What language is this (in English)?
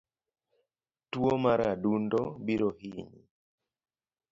Luo (Kenya and Tanzania)